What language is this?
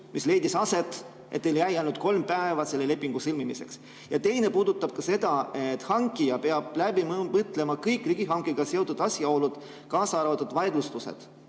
Estonian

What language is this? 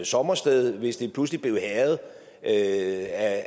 Danish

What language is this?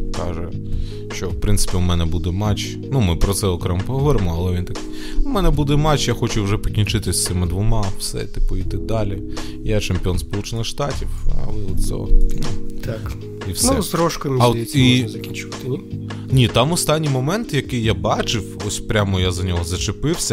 Ukrainian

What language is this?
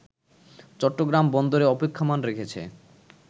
Bangla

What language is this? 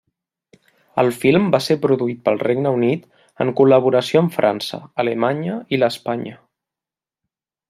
Catalan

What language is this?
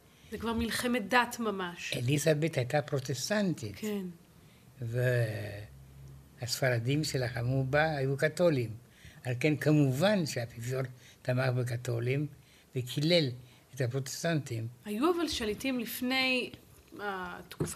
Hebrew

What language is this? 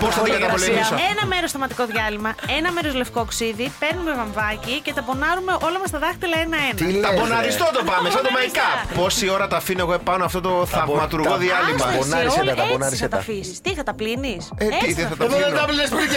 Greek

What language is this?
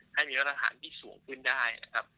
Thai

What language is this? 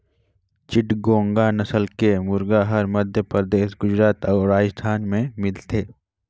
Chhattisgarhi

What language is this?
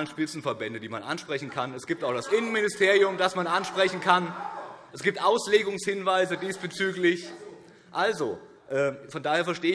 German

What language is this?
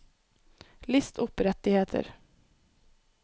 Norwegian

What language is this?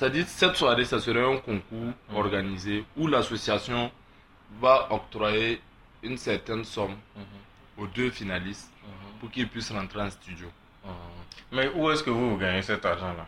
French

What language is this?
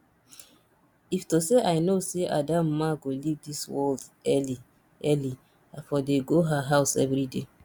Nigerian Pidgin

